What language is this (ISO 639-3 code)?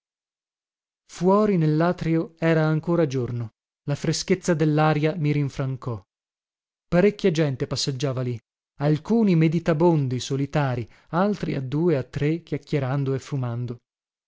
ita